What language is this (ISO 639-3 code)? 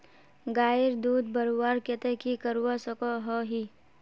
mag